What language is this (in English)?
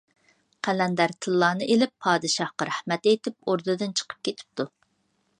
Uyghur